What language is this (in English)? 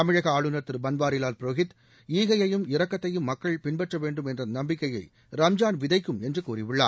Tamil